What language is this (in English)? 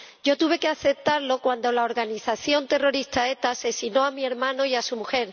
Spanish